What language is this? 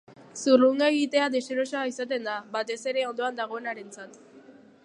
Basque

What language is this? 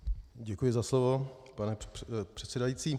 Czech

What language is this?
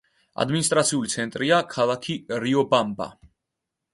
Georgian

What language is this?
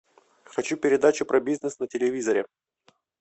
Russian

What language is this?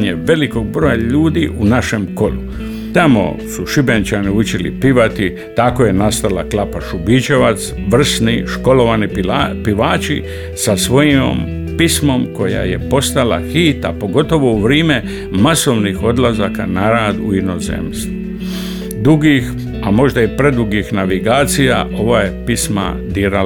Croatian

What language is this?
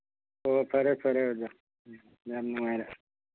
Manipuri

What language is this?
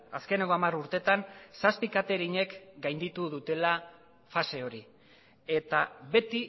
Basque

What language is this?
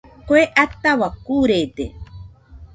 Nüpode Huitoto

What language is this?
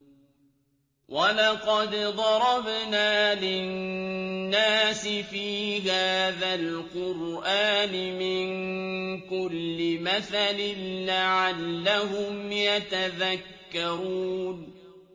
Arabic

